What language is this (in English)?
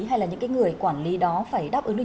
Vietnamese